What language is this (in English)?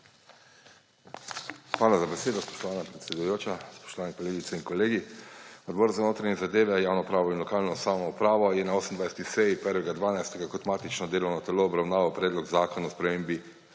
Slovenian